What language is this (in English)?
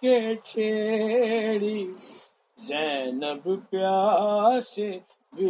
Urdu